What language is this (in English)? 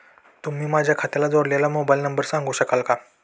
Marathi